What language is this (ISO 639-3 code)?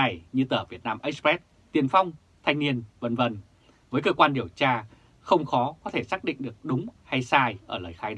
vie